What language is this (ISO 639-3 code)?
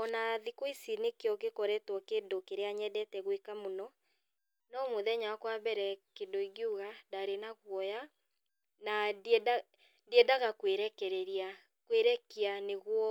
kik